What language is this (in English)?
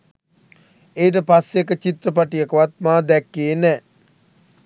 Sinhala